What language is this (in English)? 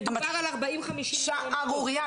Hebrew